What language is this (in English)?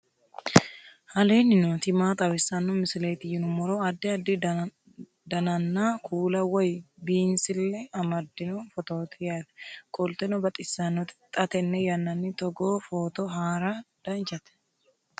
Sidamo